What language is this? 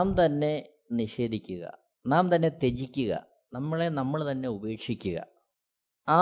Malayalam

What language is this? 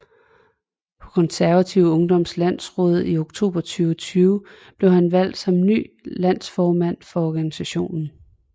Danish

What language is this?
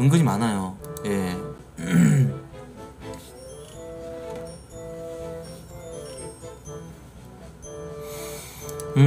Korean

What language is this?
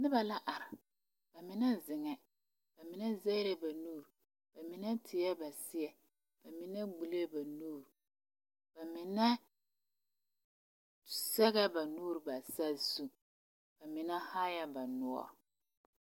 Southern Dagaare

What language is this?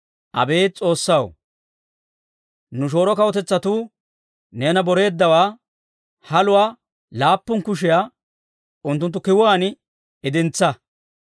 Dawro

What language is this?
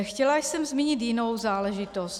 Czech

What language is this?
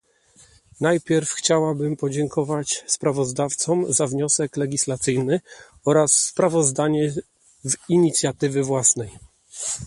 Polish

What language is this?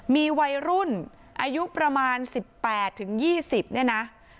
Thai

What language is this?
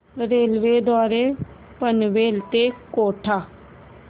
Marathi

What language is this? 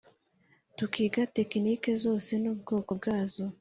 Kinyarwanda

